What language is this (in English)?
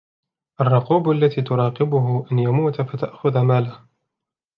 Arabic